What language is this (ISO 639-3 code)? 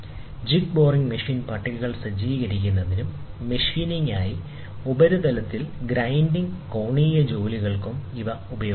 mal